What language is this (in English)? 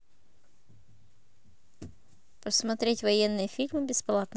Russian